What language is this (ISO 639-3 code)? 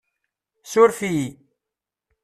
kab